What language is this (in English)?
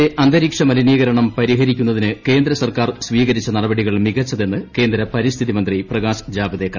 Malayalam